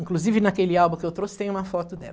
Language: Portuguese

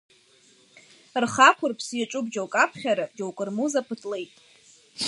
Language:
Abkhazian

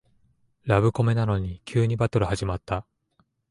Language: Japanese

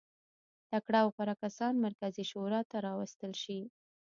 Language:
Pashto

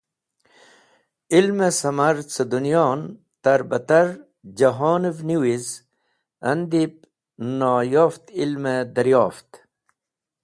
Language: Wakhi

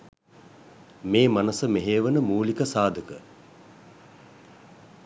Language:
Sinhala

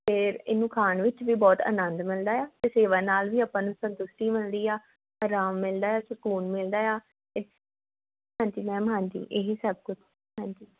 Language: Punjabi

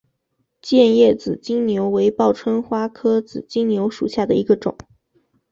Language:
Chinese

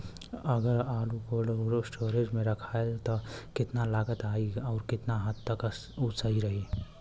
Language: Bhojpuri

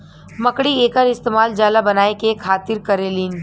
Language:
Bhojpuri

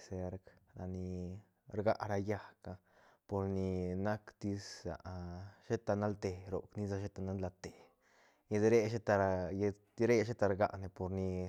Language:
Santa Catarina Albarradas Zapotec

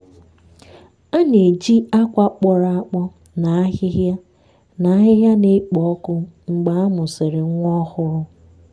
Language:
Igbo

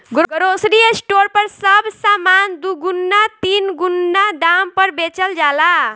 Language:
Bhojpuri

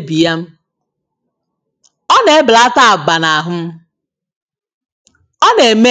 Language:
Igbo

